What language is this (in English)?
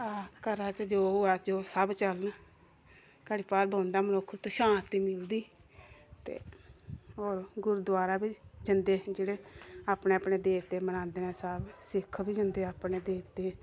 Dogri